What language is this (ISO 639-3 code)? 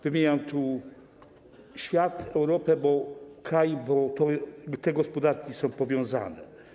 pol